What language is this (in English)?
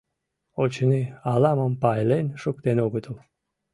Mari